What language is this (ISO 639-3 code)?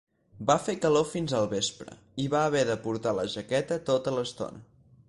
cat